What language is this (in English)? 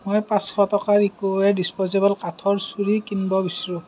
Assamese